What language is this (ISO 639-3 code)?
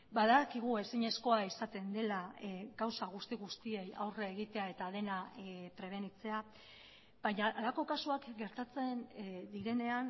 eus